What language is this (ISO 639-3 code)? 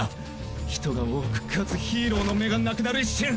jpn